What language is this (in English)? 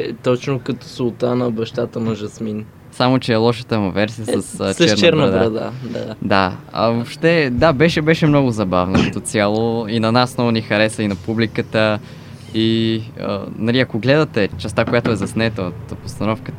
Bulgarian